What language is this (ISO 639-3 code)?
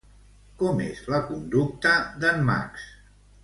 cat